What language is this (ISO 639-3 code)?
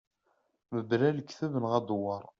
kab